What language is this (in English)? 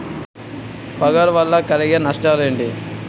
Telugu